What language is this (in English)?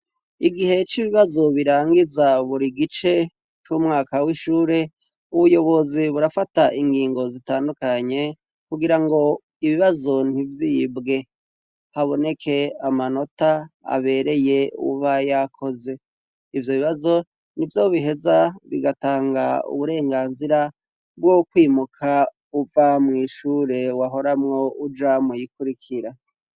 Rundi